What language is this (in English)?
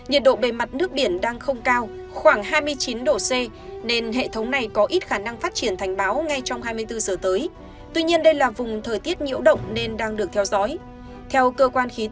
Vietnamese